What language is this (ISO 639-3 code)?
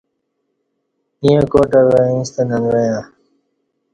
bsh